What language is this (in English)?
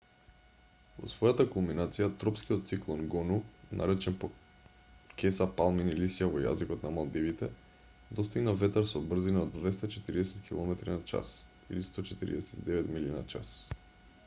Macedonian